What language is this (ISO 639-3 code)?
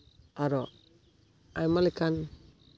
sat